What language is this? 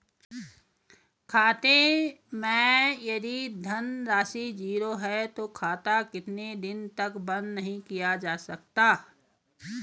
Hindi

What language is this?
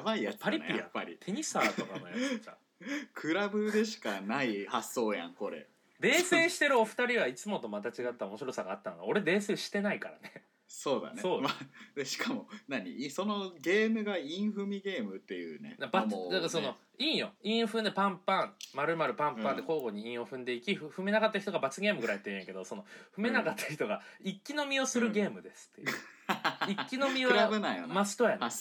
Japanese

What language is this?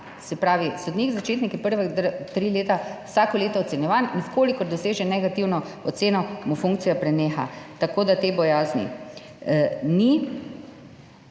Slovenian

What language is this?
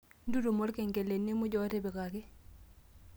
Masai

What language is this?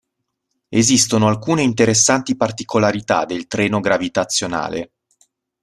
Italian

